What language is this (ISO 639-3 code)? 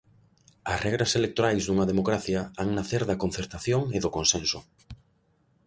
glg